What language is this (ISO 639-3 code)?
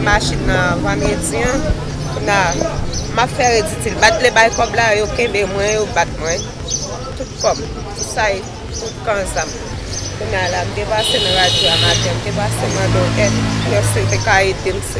fra